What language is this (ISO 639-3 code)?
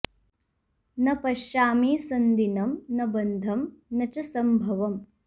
san